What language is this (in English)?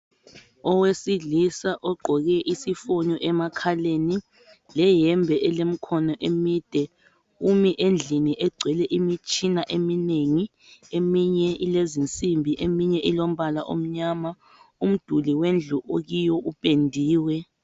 North Ndebele